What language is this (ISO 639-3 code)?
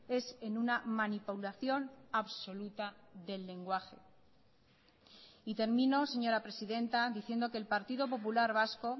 spa